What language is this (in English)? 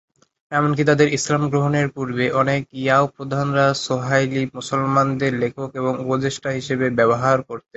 Bangla